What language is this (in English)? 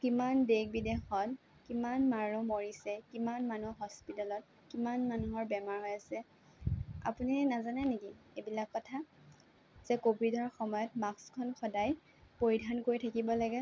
Assamese